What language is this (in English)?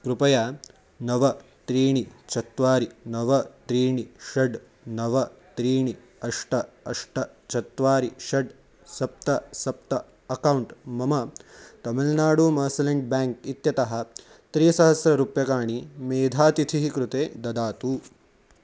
Sanskrit